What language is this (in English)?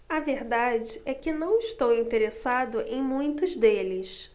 Portuguese